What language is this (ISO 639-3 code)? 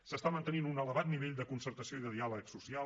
cat